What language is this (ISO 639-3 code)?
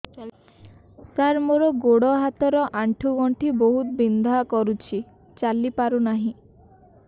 ori